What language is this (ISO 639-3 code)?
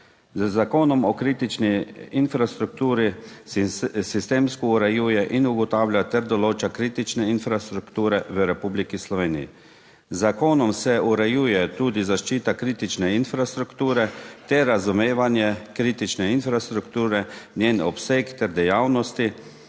slv